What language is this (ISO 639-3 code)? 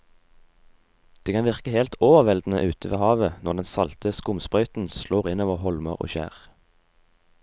nor